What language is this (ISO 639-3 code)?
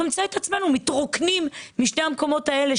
heb